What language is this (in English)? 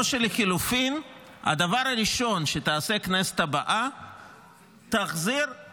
Hebrew